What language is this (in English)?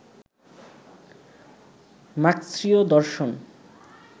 Bangla